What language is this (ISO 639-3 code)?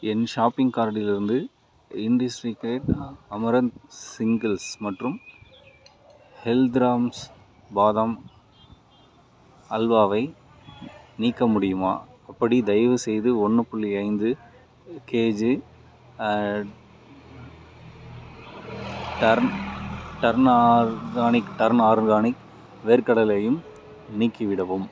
tam